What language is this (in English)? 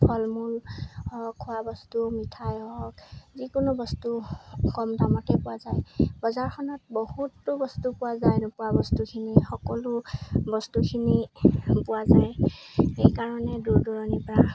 Assamese